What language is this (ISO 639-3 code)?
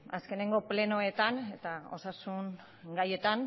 eus